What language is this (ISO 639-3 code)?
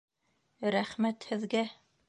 bak